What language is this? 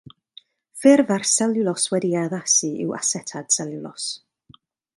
Welsh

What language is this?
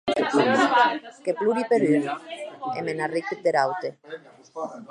Occitan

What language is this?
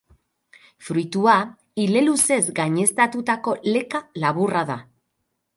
Basque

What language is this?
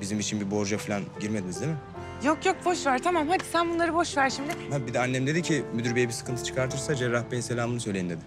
Turkish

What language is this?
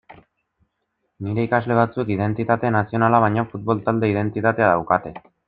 Basque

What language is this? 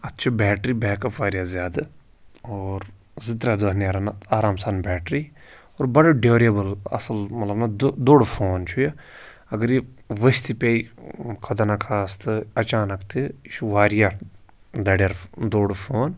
Kashmiri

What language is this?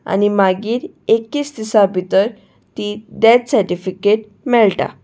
Konkani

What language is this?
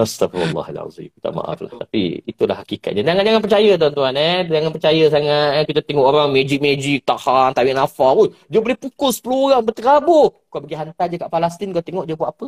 Malay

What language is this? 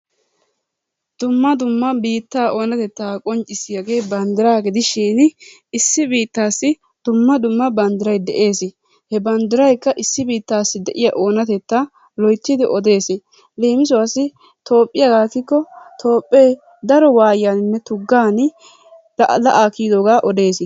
Wolaytta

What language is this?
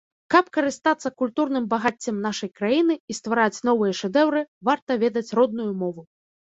Belarusian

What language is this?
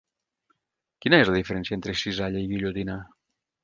Catalan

